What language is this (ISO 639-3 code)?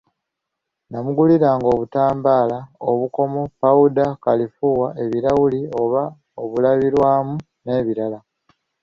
lug